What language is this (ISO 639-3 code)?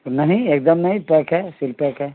urd